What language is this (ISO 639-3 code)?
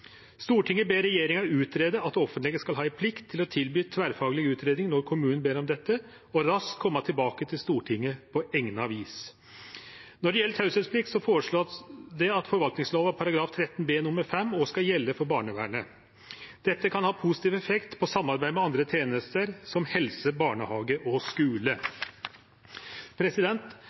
nno